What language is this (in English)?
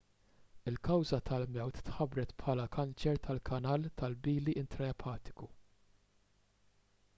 Maltese